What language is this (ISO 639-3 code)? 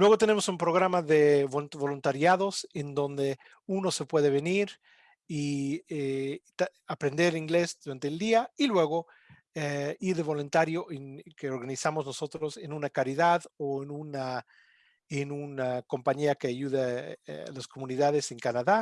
spa